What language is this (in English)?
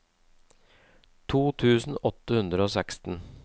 Norwegian